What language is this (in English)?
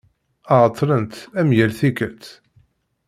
Kabyle